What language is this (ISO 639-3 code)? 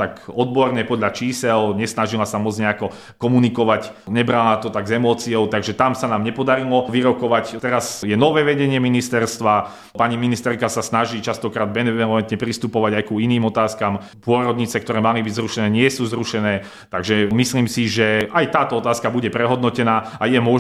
slk